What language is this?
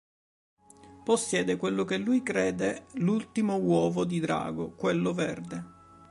Italian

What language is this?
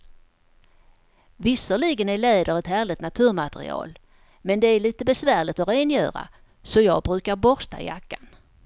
Swedish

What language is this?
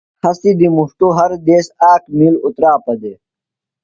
Phalura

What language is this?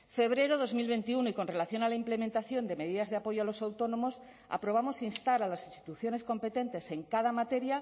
Spanish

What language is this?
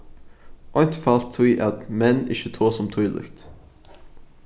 Faroese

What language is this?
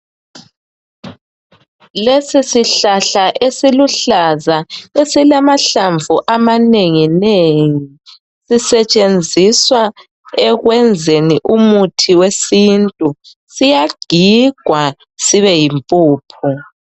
North Ndebele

